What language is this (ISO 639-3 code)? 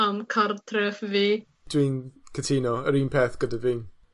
cym